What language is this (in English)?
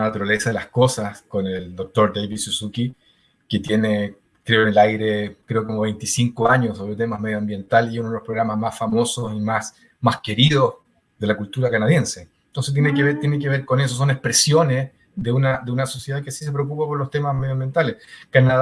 Spanish